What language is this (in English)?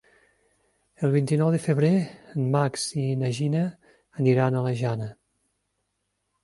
Catalan